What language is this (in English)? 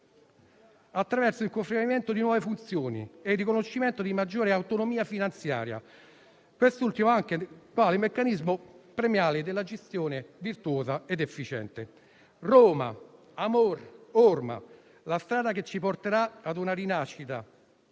Italian